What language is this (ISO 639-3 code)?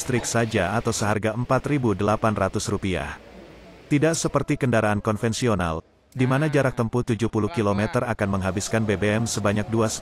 ind